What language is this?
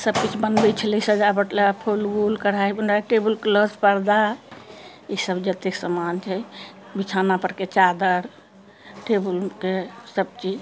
Maithili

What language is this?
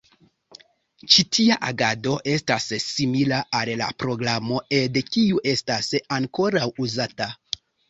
Esperanto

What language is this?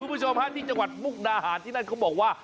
Thai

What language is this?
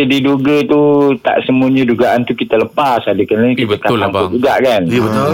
Malay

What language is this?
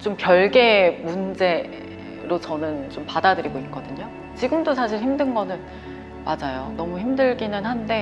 Korean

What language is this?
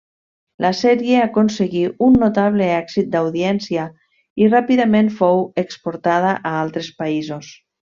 Catalan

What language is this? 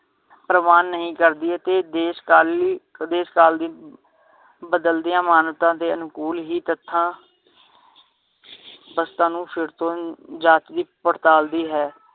Punjabi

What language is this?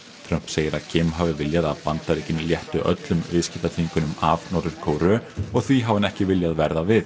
Icelandic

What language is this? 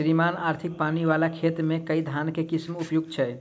Maithili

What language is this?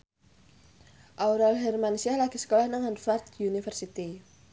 Javanese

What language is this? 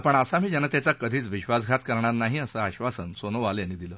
Marathi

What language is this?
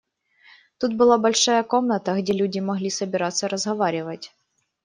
Russian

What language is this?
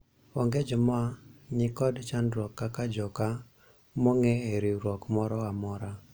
Luo (Kenya and Tanzania)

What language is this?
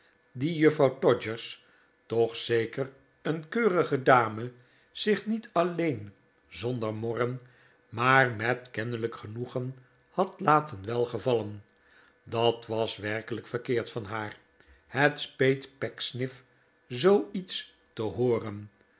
Dutch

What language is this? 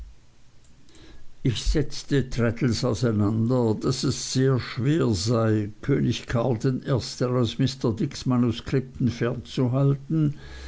German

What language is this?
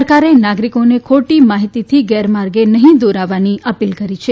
Gujarati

